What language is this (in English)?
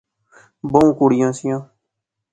Pahari-Potwari